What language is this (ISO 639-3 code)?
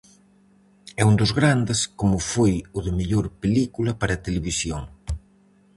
glg